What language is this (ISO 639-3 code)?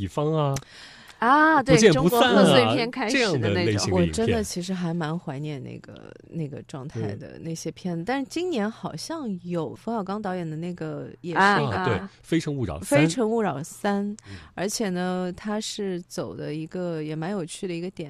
zho